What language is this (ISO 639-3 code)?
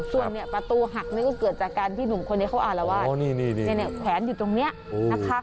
tha